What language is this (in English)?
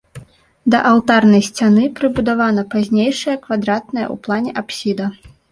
Belarusian